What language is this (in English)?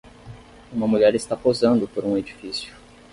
Portuguese